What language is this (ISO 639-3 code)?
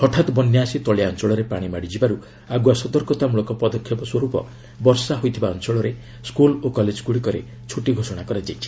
ori